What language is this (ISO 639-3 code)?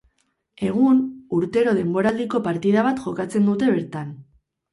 eus